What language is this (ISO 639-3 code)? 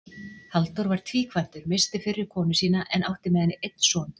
isl